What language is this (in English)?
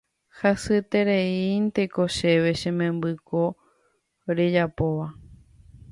Guarani